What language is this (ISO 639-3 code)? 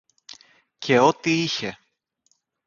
ell